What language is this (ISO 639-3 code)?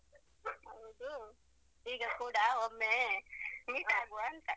kan